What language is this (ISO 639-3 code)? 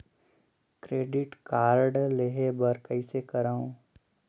hne